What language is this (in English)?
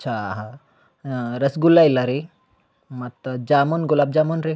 Kannada